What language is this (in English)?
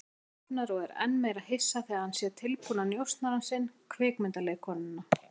Icelandic